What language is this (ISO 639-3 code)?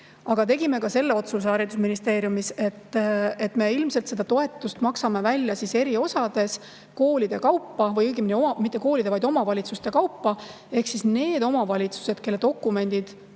est